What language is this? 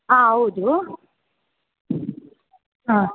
Kannada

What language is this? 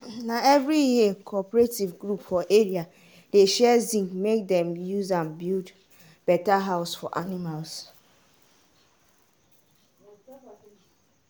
Nigerian Pidgin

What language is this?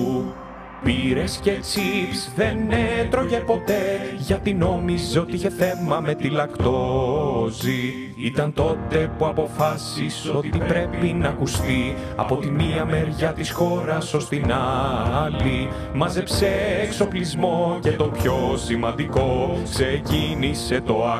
Greek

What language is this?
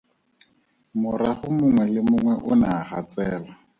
Tswana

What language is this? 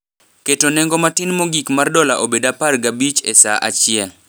Luo (Kenya and Tanzania)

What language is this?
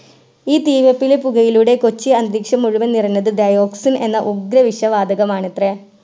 Malayalam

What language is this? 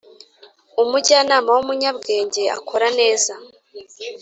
Kinyarwanda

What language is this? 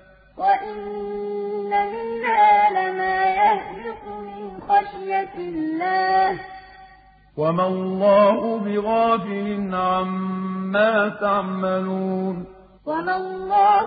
Arabic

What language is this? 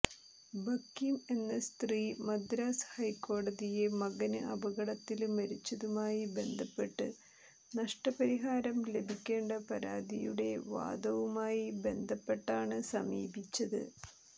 Malayalam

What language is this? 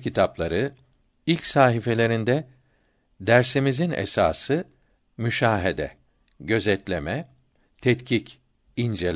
Turkish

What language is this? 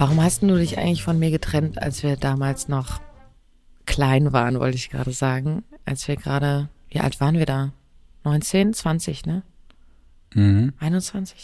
German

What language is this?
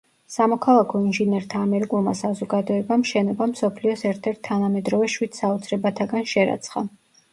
Georgian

